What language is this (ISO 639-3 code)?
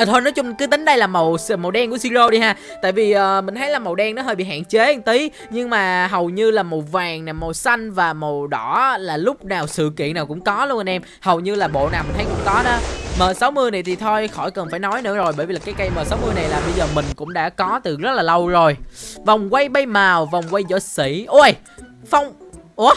vie